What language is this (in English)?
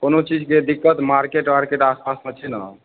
Maithili